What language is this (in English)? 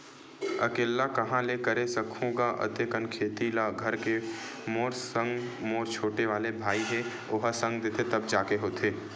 Chhattisgarhi